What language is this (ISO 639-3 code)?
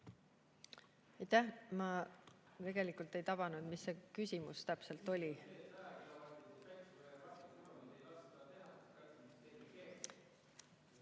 est